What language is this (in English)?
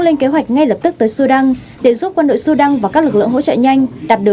Vietnamese